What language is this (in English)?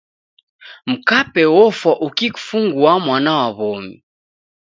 Taita